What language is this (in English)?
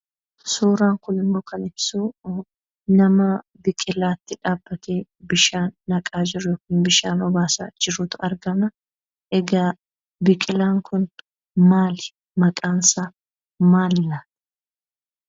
Oromo